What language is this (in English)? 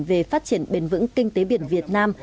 Vietnamese